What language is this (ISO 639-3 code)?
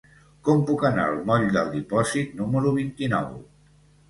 cat